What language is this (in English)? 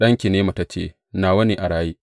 Hausa